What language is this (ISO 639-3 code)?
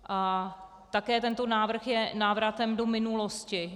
ces